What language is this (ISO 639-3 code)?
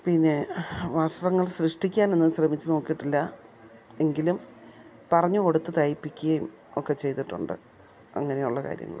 mal